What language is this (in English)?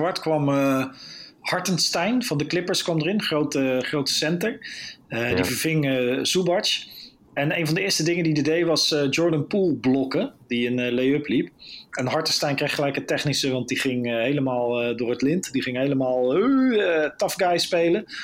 Dutch